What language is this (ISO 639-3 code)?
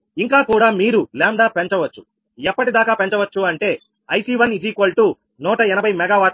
tel